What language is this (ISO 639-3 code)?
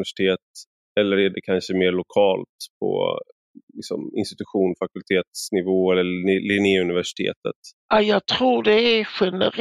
swe